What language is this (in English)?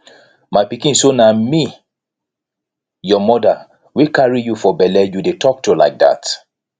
Nigerian Pidgin